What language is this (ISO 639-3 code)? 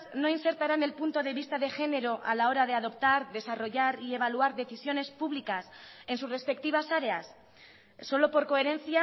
spa